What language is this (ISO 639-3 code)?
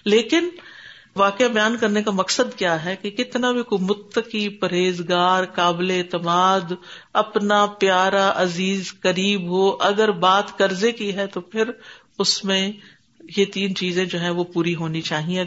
urd